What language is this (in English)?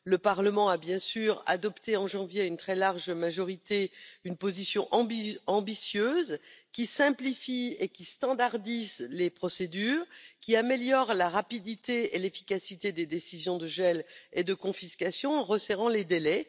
French